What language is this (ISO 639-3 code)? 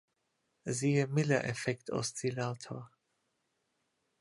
deu